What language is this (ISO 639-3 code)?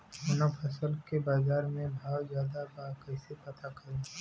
bho